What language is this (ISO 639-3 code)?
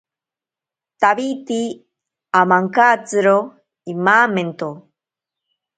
prq